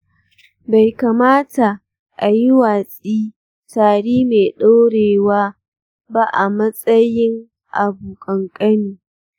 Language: Hausa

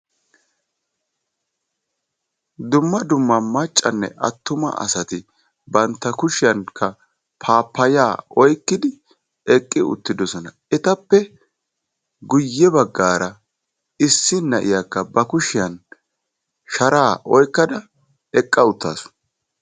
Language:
Wolaytta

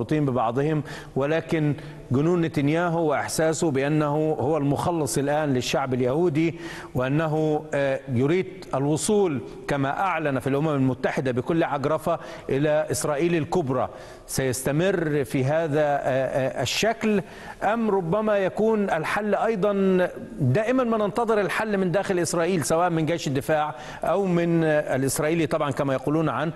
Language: Arabic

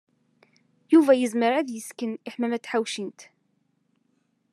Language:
Kabyle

